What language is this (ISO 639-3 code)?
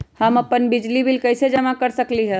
mag